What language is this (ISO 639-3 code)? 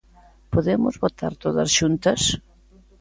glg